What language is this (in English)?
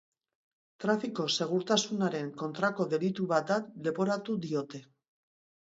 Basque